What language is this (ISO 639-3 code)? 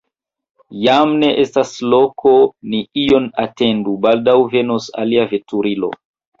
epo